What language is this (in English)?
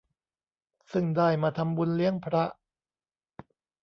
Thai